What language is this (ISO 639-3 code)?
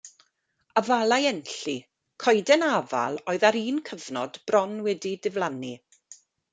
cym